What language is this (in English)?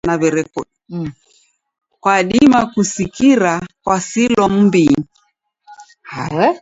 Taita